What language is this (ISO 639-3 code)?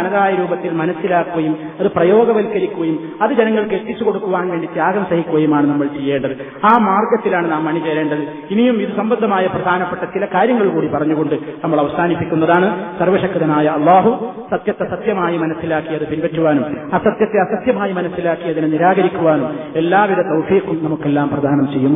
mal